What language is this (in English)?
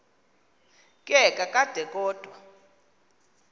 Xhosa